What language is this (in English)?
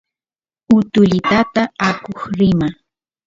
Santiago del Estero Quichua